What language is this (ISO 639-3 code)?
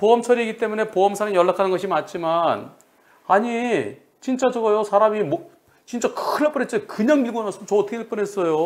kor